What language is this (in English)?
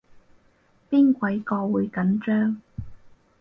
Cantonese